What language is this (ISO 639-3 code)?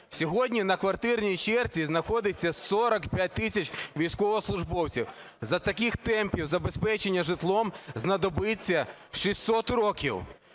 ukr